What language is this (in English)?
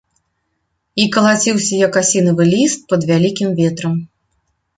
Belarusian